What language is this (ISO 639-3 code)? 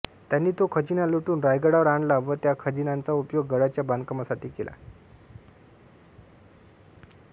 mar